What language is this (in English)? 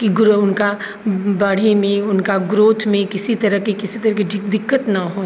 Maithili